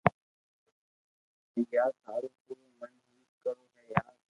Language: Loarki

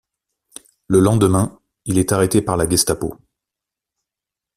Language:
French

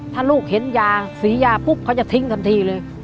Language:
Thai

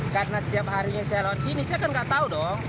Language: Indonesian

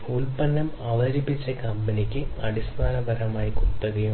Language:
Malayalam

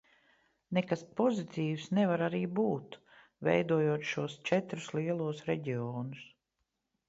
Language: Latvian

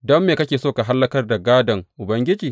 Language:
Hausa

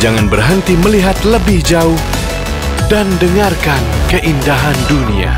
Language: Indonesian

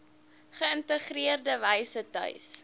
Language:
Afrikaans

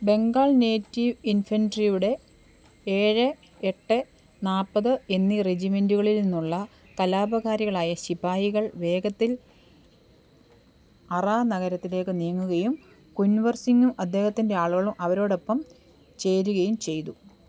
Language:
Malayalam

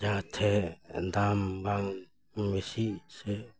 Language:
Santali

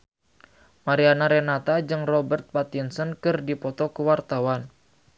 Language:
Sundanese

